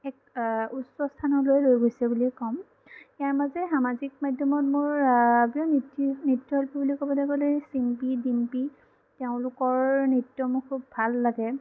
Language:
Assamese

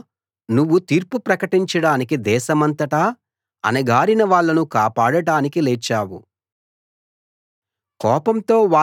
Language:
Telugu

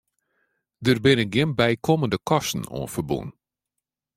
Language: Western Frisian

